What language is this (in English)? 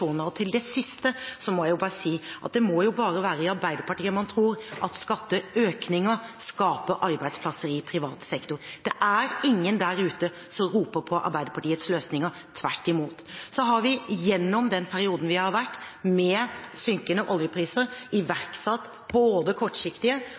Norwegian Bokmål